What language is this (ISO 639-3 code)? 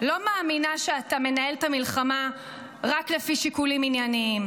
heb